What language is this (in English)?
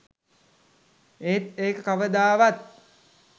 Sinhala